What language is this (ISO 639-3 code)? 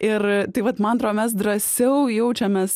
lit